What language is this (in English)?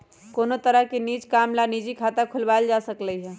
Magahi